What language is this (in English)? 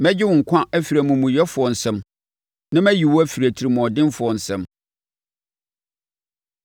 Akan